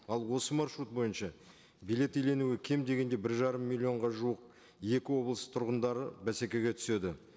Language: Kazakh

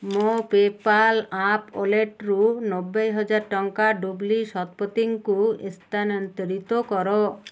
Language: Odia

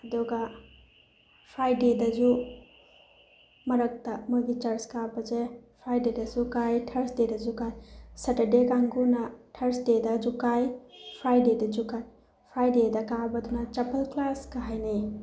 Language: Manipuri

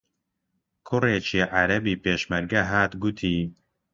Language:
Central Kurdish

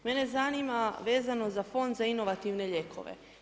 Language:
Croatian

